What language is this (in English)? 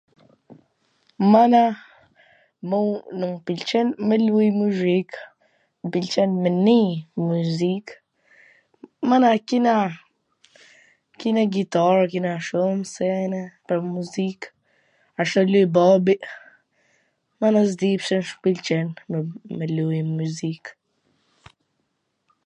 Gheg Albanian